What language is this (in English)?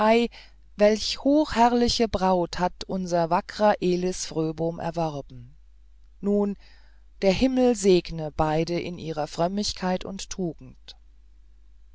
German